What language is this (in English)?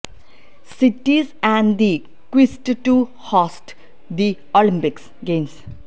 Malayalam